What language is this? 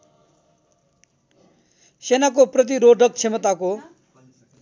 Nepali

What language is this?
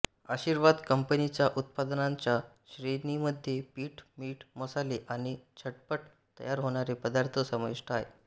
Marathi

